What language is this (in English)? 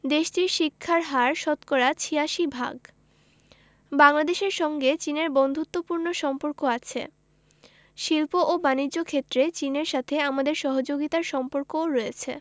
Bangla